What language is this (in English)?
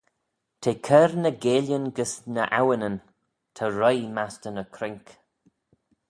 Manx